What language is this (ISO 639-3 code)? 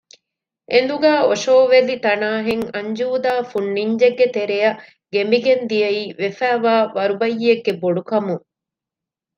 div